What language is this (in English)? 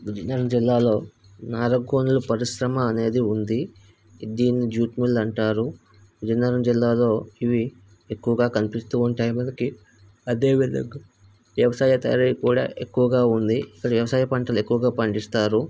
Telugu